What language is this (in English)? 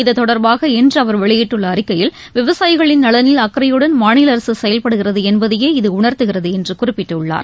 Tamil